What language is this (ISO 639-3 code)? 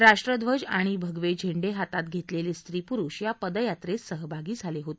mar